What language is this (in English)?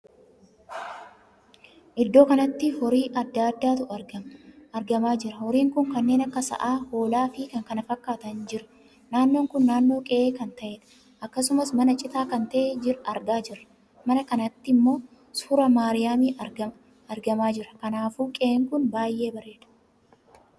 Oromo